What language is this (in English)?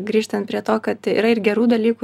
Lithuanian